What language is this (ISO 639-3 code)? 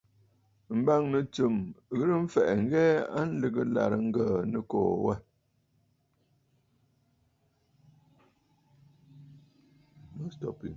bfd